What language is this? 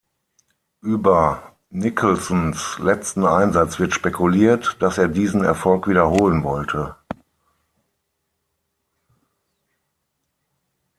German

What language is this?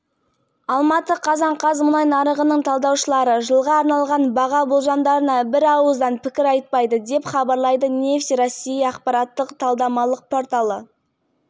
Kazakh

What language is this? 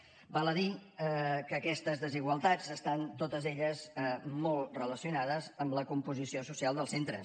Catalan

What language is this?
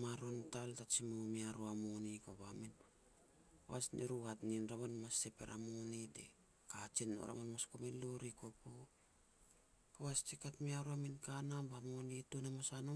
Petats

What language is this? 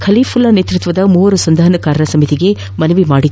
Kannada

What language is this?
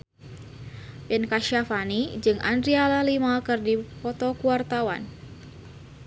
Sundanese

